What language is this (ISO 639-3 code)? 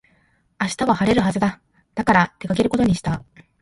jpn